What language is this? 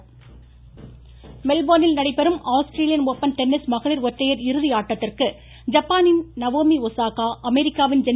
Tamil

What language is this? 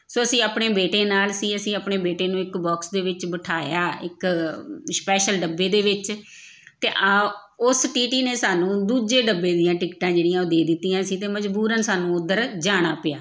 Punjabi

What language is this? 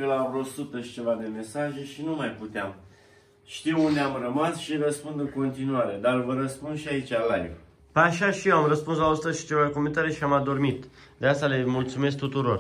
Romanian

